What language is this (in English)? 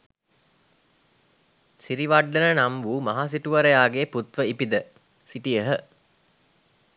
Sinhala